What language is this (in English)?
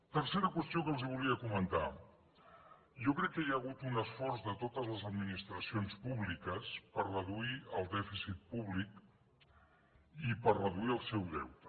Catalan